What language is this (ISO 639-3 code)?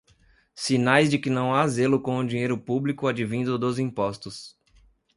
por